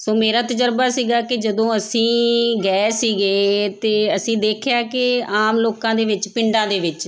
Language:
Punjabi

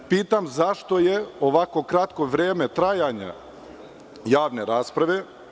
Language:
Serbian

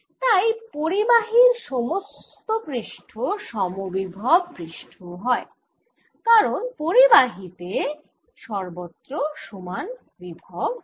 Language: Bangla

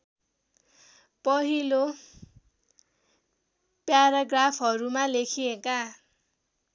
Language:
Nepali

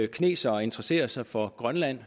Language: Danish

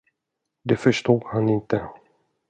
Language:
Swedish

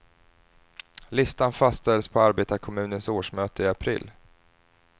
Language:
Swedish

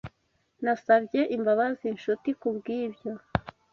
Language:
Kinyarwanda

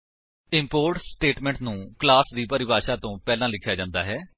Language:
Punjabi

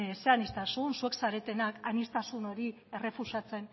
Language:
Basque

